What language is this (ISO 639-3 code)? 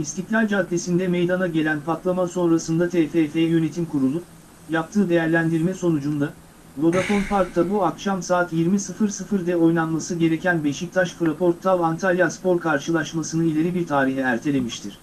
tur